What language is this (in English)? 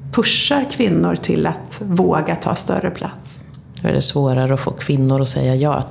Swedish